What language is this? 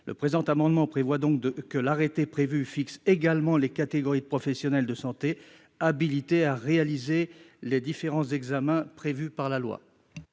French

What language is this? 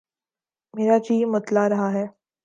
Urdu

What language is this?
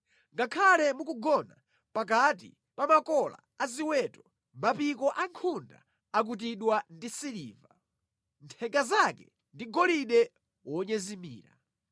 Nyanja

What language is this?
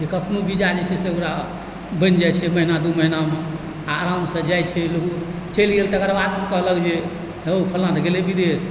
Maithili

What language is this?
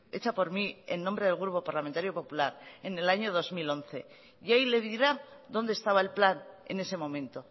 Spanish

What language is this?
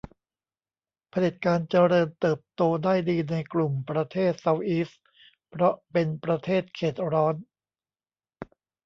Thai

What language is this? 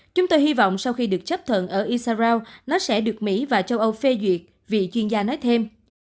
Vietnamese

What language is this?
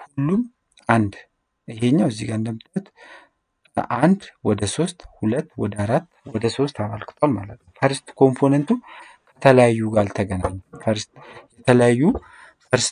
Arabic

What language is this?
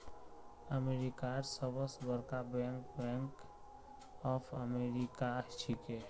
Magahi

